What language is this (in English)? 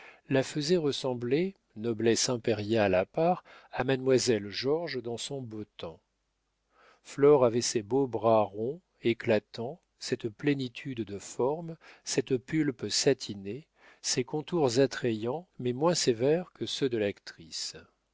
French